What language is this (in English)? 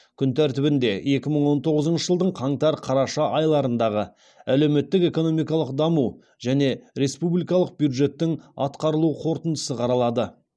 Kazakh